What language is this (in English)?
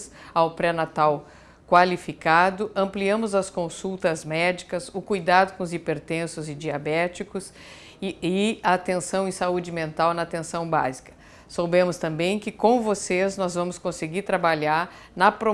Portuguese